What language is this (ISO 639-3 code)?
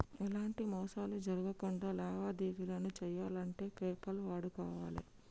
tel